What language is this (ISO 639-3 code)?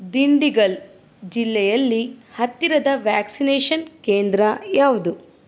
kan